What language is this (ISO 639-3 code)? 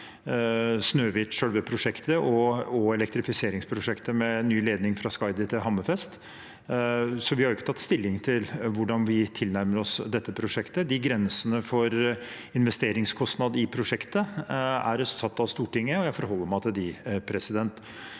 nor